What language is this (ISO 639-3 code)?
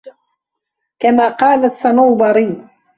ara